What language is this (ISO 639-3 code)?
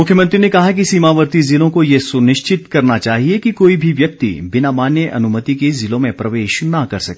hin